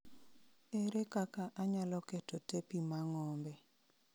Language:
Luo (Kenya and Tanzania)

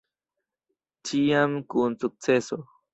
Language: Esperanto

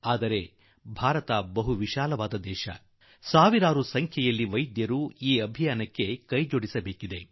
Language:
Kannada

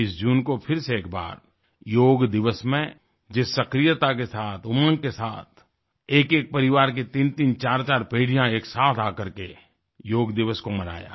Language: Hindi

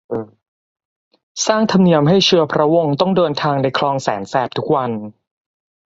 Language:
Thai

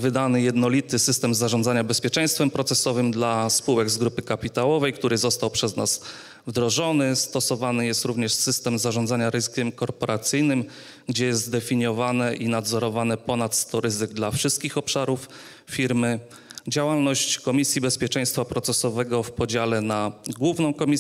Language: Polish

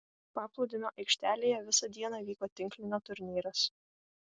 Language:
Lithuanian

